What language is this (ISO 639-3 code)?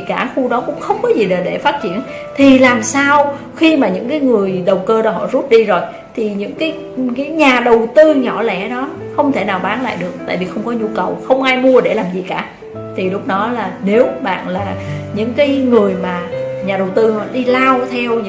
vie